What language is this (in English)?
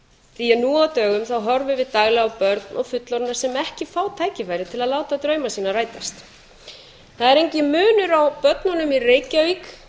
Icelandic